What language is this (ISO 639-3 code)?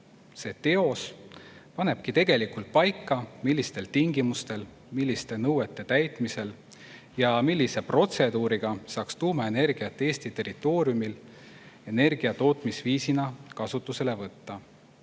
est